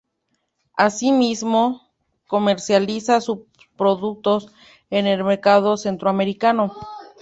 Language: Spanish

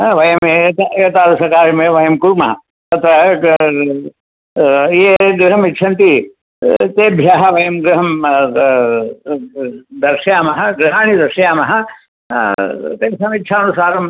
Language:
Sanskrit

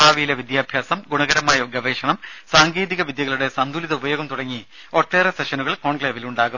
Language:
Malayalam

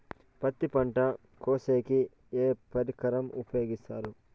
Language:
Telugu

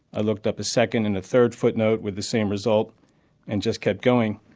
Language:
English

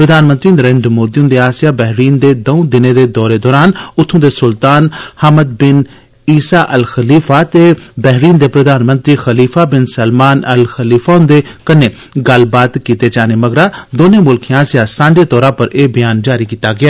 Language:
Dogri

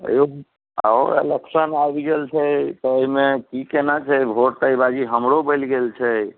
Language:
Maithili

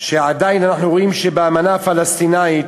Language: Hebrew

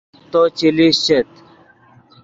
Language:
Yidgha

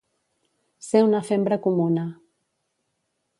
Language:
Catalan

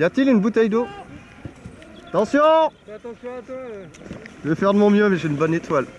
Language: French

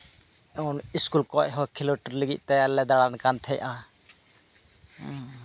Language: Santali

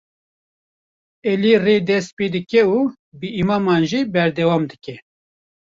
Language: Kurdish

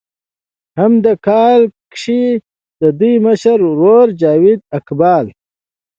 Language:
Pashto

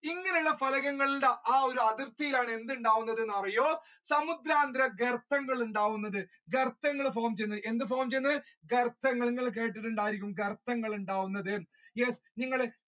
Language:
Malayalam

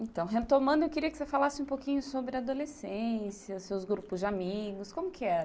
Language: Portuguese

